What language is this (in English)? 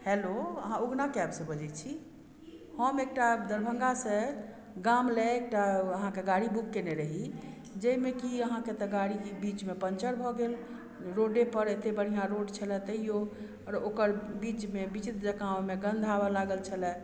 Maithili